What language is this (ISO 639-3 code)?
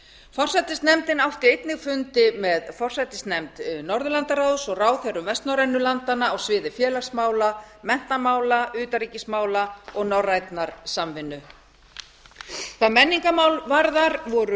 isl